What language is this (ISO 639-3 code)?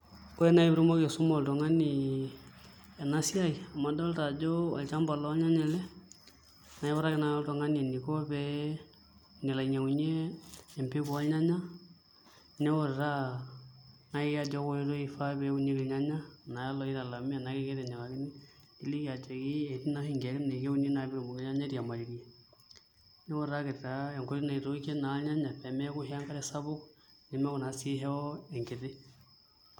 mas